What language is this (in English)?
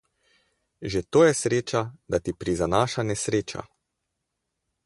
Slovenian